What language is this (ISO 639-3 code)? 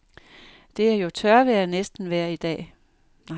dan